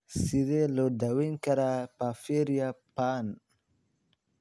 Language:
Somali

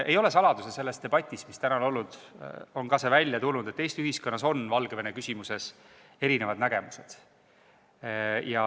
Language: Estonian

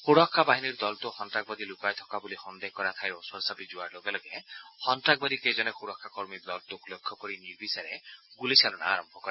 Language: Assamese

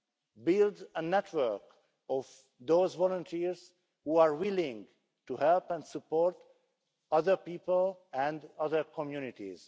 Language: English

